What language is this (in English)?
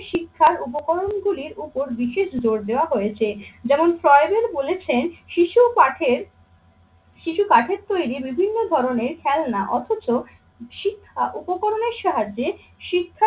Bangla